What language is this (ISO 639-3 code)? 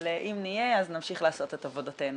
heb